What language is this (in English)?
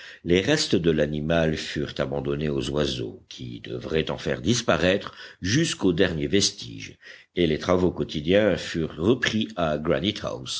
French